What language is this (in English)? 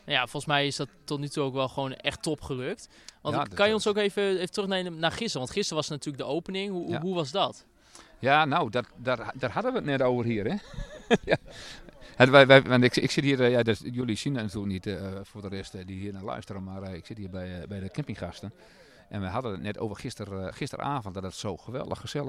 Dutch